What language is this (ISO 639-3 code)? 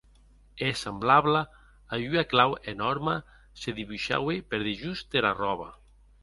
oci